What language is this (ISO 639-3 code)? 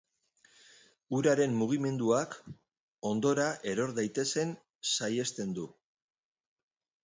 eus